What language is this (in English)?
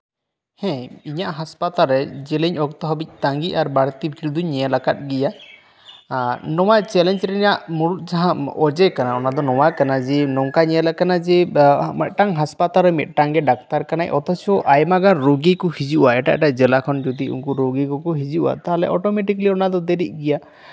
Santali